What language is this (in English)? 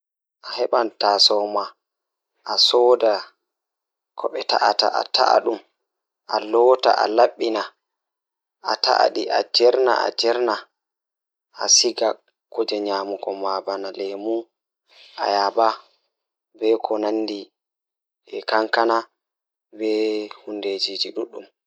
Fula